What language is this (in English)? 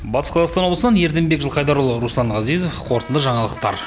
Kazakh